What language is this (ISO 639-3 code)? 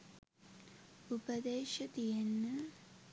sin